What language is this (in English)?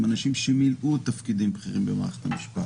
Hebrew